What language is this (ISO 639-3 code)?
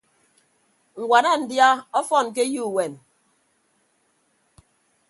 ibb